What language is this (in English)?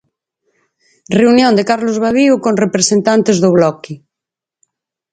Galician